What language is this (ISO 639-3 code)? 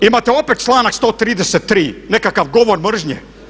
hrv